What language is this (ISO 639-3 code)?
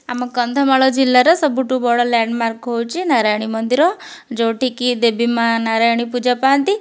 ori